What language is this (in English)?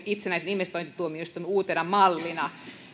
Finnish